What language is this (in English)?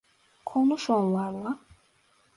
Turkish